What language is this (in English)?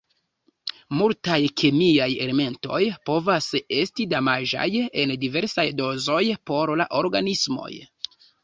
Esperanto